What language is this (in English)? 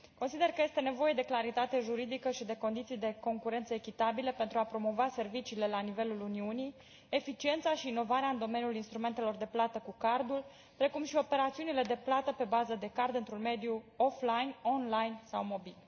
Romanian